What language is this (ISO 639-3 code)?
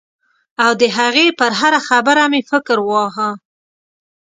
pus